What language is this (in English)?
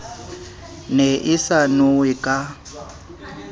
Southern Sotho